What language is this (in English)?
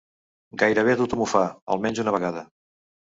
Catalan